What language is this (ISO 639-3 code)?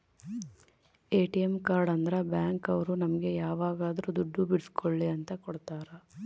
kan